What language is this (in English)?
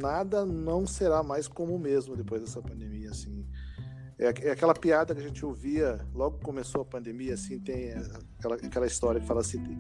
Portuguese